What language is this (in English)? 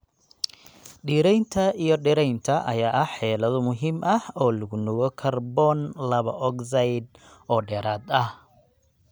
Somali